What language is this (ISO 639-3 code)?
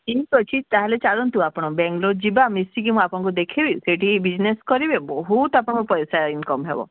ori